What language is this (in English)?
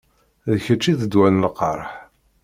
Kabyle